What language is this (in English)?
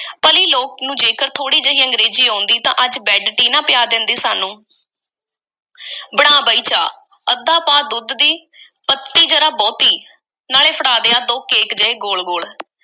Punjabi